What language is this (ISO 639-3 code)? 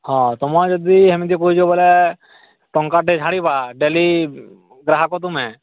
ori